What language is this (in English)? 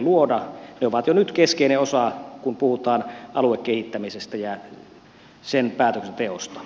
Finnish